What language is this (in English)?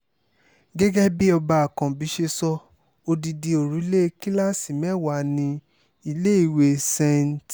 Yoruba